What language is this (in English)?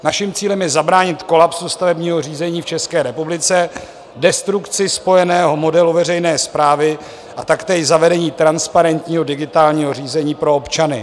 Czech